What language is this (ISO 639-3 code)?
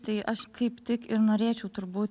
lit